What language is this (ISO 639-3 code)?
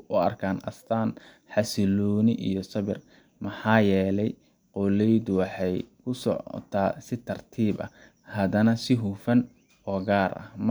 som